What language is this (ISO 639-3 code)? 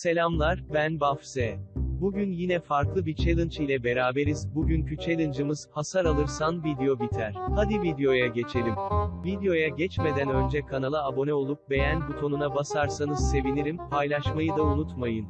tur